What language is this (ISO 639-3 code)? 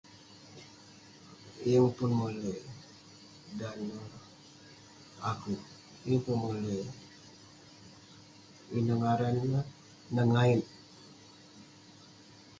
pne